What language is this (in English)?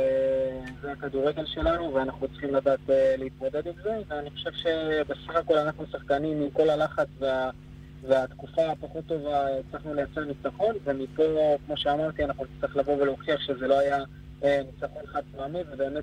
Hebrew